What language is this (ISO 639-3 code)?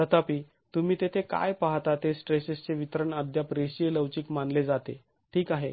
mar